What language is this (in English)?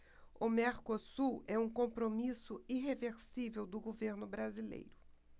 Portuguese